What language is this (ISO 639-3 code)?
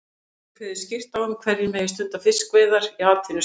isl